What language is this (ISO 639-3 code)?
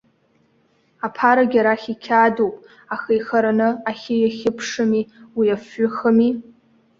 abk